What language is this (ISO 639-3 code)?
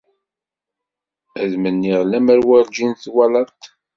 kab